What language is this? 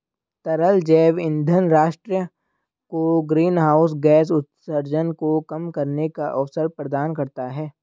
Hindi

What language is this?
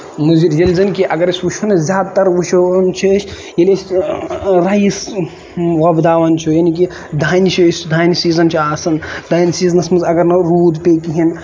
Kashmiri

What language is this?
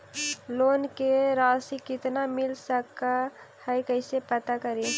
Magahi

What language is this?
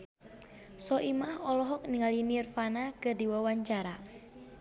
Sundanese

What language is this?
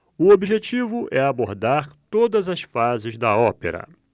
Portuguese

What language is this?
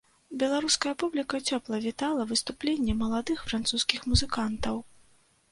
Belarusian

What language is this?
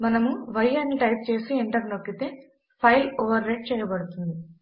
Telugu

